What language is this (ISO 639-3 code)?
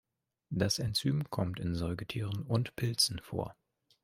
deu